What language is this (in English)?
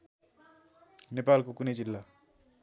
Nepali